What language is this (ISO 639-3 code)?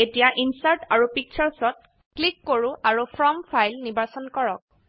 asm